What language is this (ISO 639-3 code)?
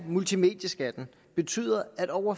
dan